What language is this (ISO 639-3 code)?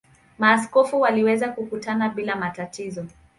swa